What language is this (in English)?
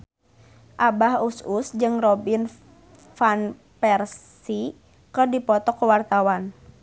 Sundanese